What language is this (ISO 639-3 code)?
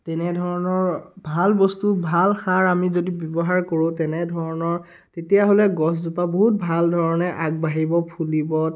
asm